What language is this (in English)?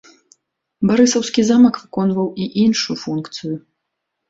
Belarusian